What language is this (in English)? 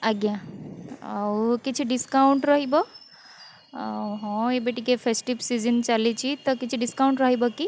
Odia